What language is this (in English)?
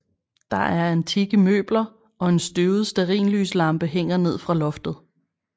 Danish